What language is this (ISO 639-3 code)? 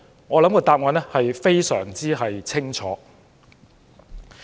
yue